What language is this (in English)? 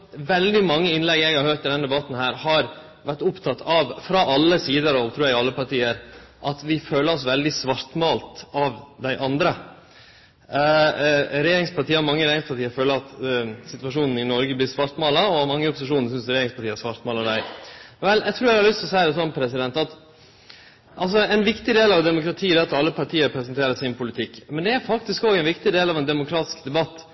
Norwegian Nynorsk